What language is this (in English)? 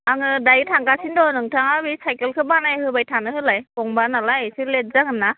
Bodo